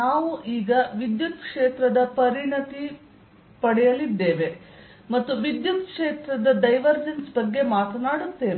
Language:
Kannada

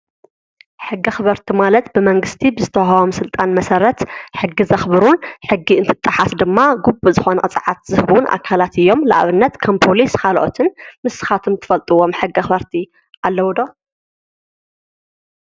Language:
Tigrinya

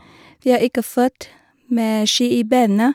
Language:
Norwegian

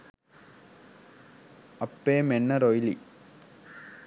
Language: Sinhala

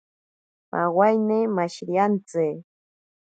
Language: Ashéninka Perené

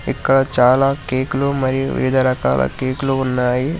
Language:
Telugu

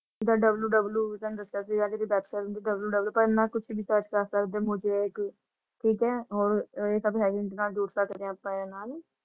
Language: Punjabi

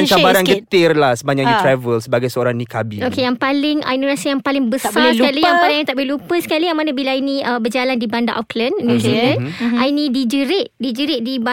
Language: Malay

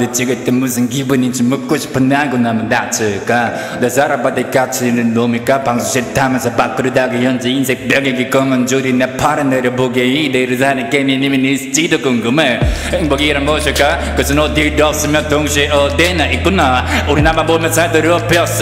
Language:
French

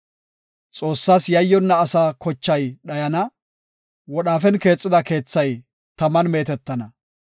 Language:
Gofa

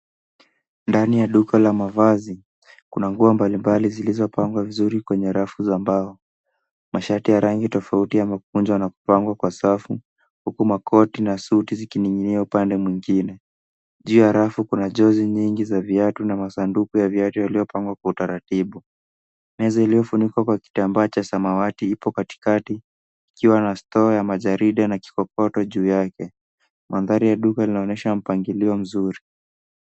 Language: Swahili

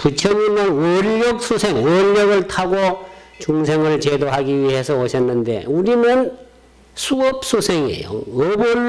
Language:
Korean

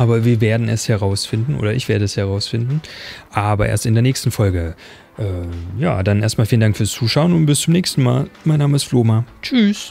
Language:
German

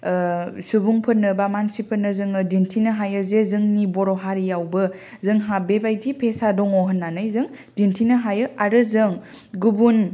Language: Bodo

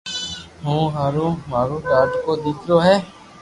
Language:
Loarki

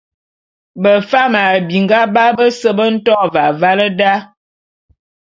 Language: Bulu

